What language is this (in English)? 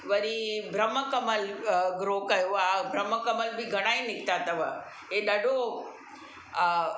Sindhi